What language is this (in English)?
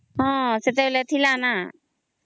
Odia